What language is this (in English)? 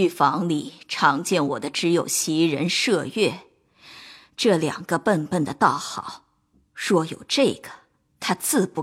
Chinese